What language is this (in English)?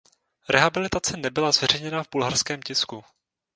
Czech